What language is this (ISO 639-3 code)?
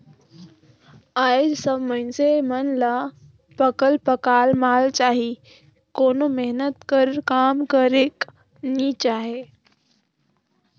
hne